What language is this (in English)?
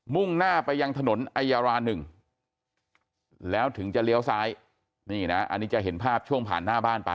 Thai